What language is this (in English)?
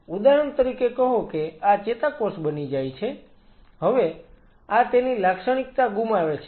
Gujarati